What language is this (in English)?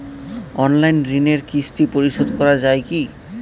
Bangla